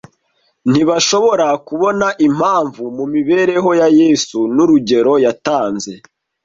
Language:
Kinyarwanda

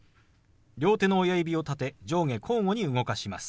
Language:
Japanese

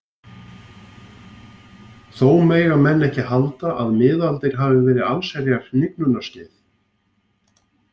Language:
Icelandic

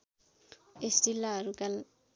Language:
Nepali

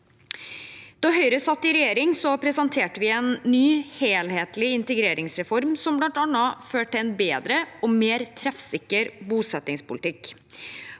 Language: Norwegian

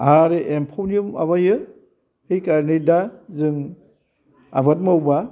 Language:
Bodo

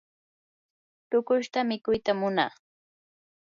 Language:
Yanahuanca Pasco Quechua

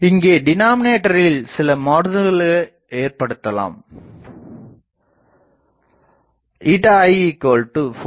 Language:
Tamil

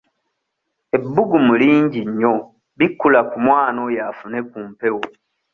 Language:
Ganda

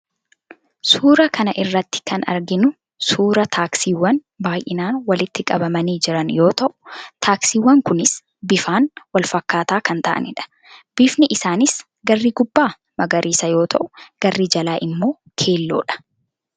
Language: Oromo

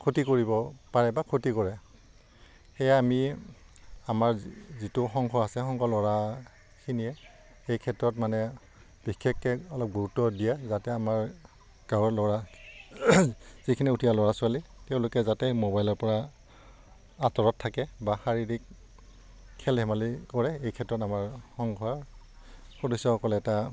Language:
Assamese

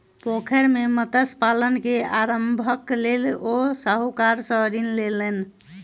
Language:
Maithili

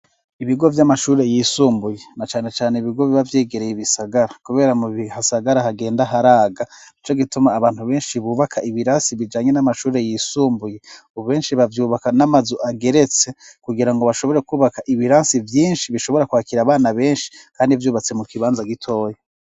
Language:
Rundi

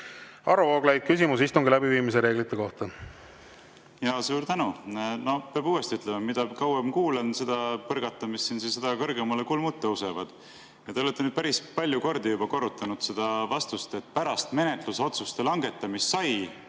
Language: Estonian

